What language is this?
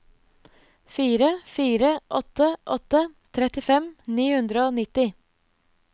Norwegian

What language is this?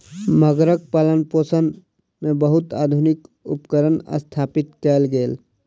Maithili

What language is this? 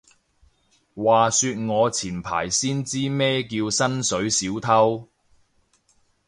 Cantonese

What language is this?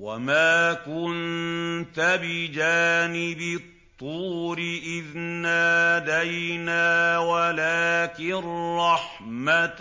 Arabic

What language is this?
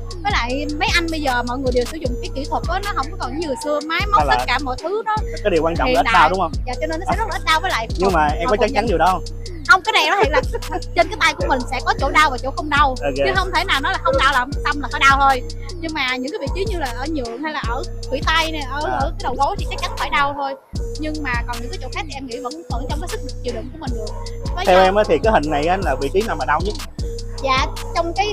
Vietnamese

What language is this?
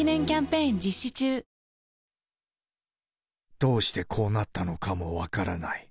Japanese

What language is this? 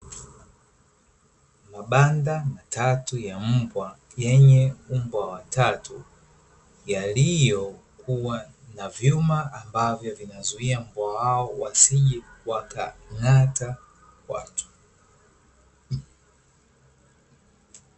Swahili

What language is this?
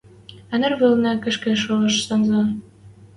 Western Mari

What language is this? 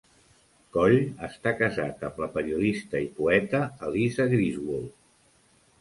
Catalan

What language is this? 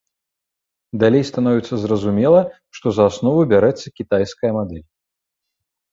Belarusian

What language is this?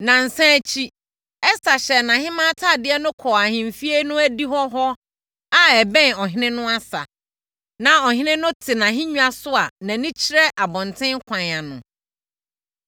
Akan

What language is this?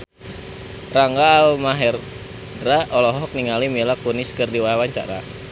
Sundanese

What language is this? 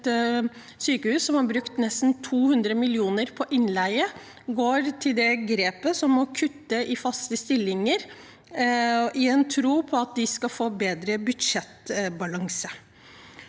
Norwegian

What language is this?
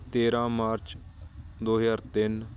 Punjabi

